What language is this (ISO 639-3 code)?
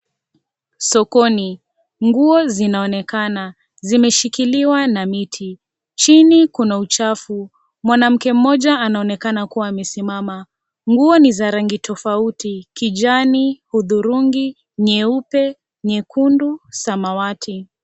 swa